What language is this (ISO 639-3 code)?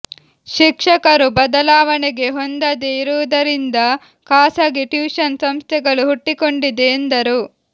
kan